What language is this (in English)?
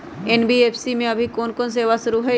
Magahi